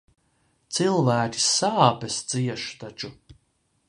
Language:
Latvian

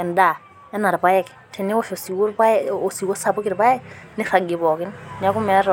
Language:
Masai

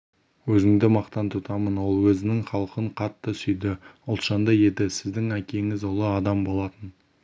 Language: Kazakh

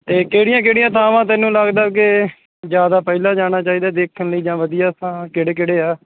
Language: Punjabi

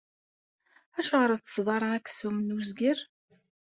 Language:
Kabyle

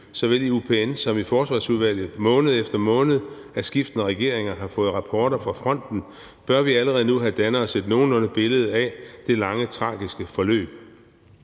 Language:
Danish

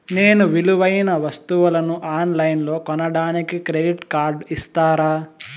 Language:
Telugu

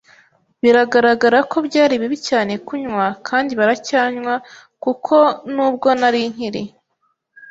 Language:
Kinyarwanda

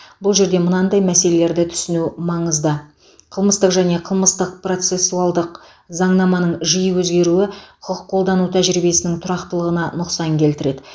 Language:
Kazakh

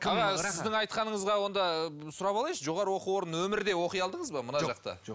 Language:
Kazakh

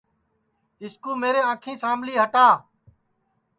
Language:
Sansi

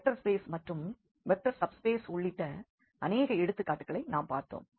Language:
Tamil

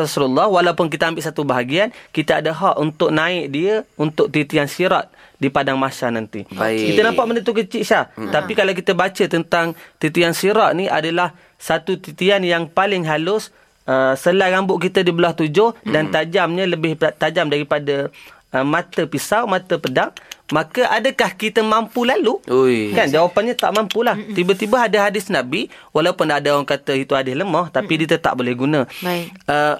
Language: Malay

